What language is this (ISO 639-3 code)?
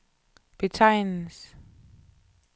dan